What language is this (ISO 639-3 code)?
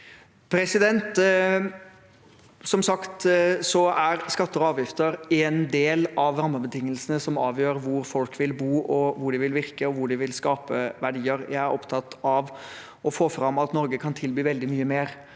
nor